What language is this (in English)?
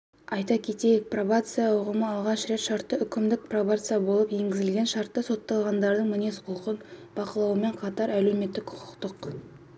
Kazakh